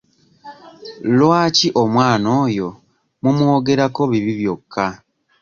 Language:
Ganda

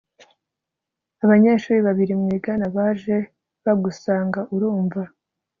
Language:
Kinyarwanda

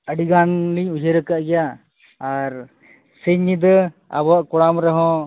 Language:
Santali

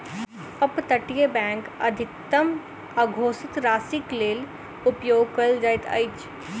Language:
Maithili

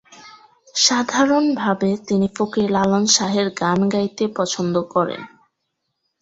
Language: Bangla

